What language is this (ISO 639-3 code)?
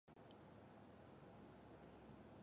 zho